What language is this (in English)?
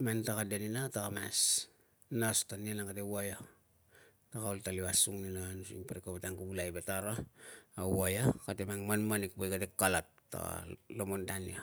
Tungag